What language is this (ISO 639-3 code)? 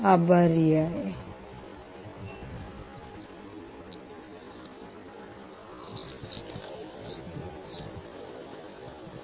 mar